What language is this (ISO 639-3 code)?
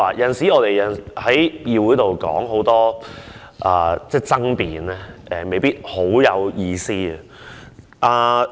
yue